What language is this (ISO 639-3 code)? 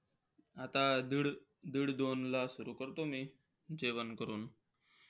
mar